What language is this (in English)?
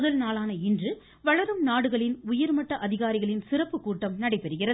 Tamil